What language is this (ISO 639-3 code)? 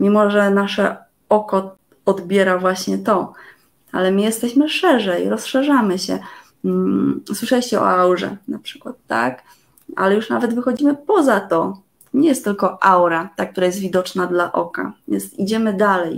pol